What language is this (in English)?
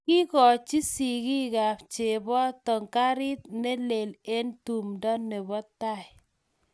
Kalenjin